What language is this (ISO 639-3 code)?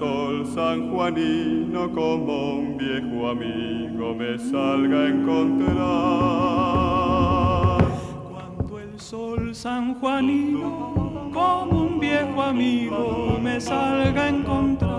ron